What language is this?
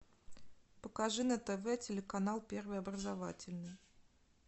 Russian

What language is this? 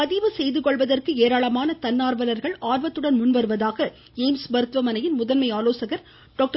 Tamil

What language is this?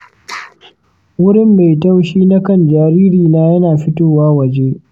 Hausa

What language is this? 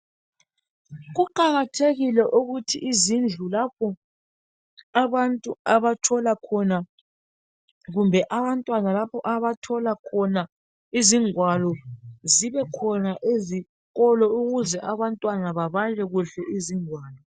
North Ndebele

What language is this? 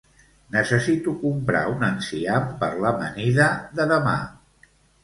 Catalan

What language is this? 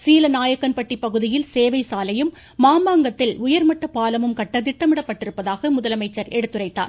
Tamil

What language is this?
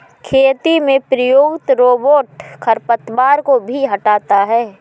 Hindi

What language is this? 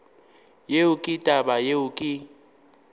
Northern Sotho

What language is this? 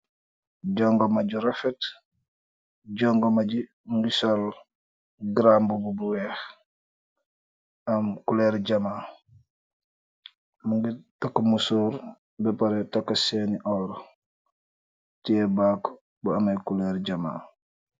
Wolof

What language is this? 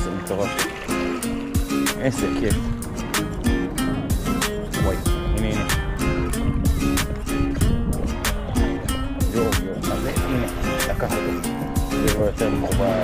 Hebrew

